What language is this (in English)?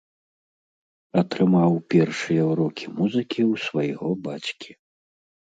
Belarusian